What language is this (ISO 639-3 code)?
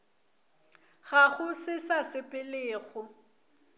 nso